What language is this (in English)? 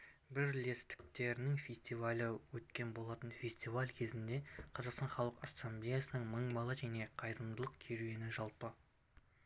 Kazakh